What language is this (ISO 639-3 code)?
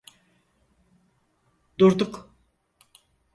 tur